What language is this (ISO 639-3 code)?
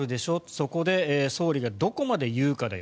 jpn